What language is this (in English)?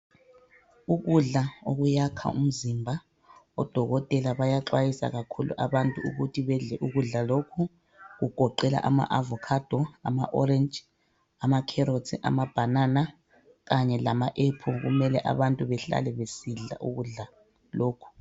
North Ndebele